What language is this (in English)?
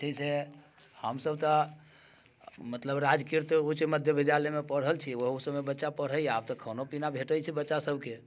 Maithili